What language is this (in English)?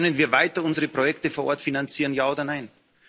German